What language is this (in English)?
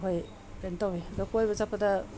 Manipuri